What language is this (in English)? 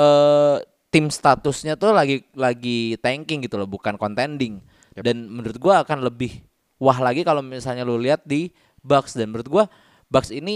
Indonesian